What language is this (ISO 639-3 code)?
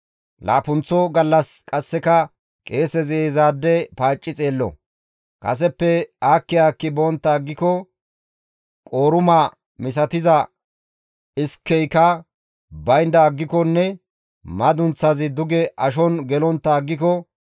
gmv